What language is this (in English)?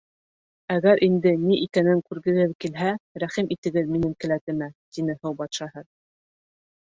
Bashkir